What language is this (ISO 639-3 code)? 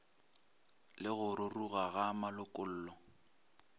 nso